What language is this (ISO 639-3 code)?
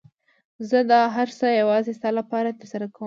pus